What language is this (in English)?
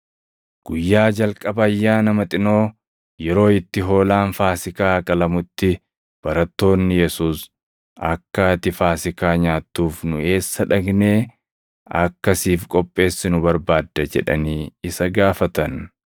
Oromo